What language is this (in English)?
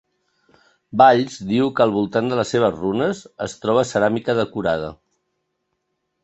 Catalan